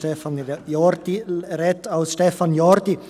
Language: Swiss German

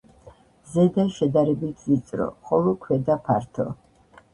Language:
Georgian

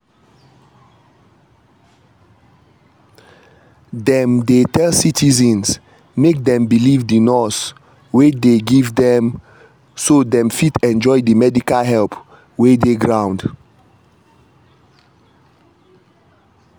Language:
Nigerian Pidgin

